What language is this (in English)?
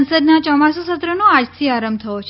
Gujarati